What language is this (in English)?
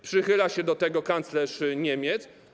Polish